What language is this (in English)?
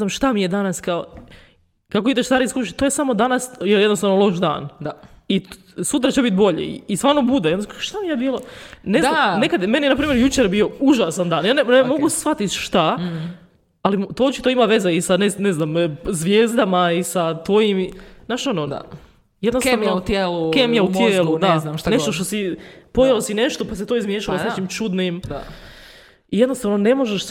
Croatian